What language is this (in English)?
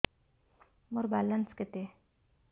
Odia